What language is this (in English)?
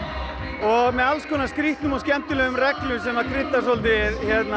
Icelandic